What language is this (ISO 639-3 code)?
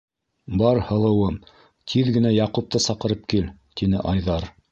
bak